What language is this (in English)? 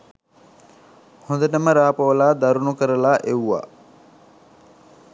Sinhala